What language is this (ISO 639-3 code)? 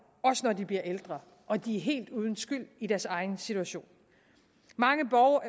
dan